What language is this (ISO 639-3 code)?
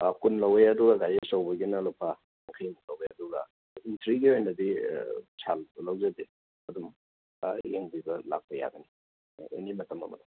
mni